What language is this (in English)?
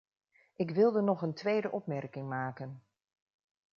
Dutch